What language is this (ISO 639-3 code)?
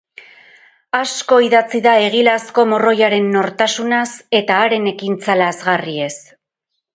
eus